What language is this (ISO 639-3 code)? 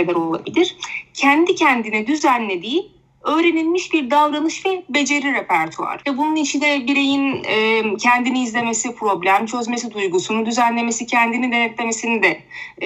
tur